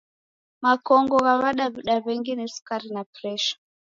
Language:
Taita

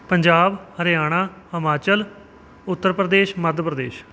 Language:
Punjabi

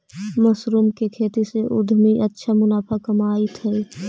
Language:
Magahi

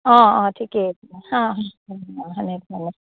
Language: Assamese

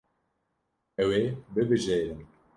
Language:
Kurdish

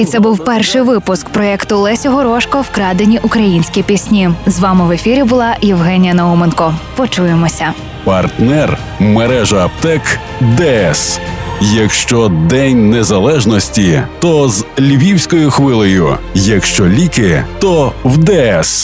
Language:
Ukrainian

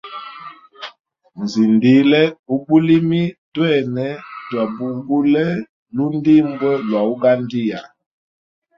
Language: Hemba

